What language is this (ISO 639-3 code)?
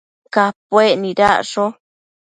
mcf